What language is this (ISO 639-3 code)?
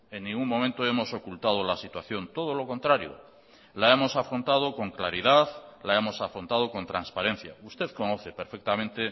spa